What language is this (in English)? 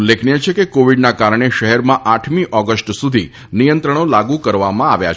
Gujarati